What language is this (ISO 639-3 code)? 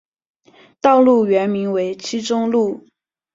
zho